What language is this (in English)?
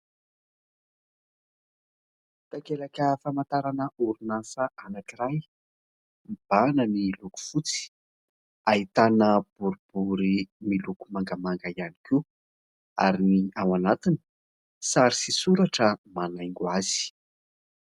Malagasy